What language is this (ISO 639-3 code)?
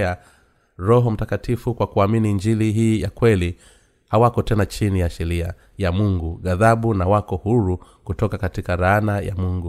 swa